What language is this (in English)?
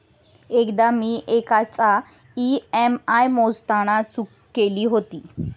Marathi